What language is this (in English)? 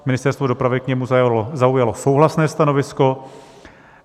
Czech